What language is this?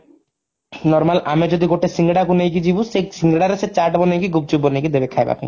Odia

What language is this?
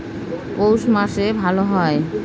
Bangla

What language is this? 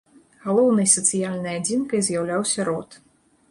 Belarusian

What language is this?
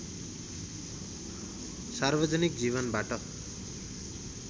Nepali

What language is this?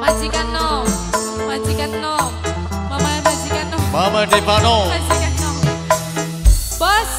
Indonesian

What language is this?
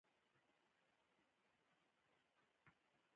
Pashto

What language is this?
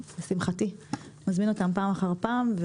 Hebrew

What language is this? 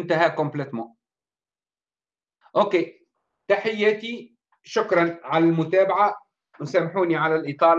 Arabic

